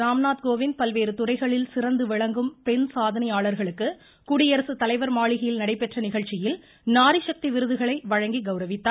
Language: Tamil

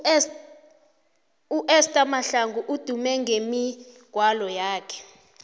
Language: South Ndebele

